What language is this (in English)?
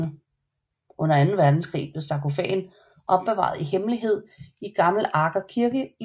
Danish